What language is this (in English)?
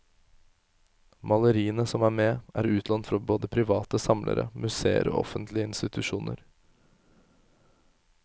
Norwegian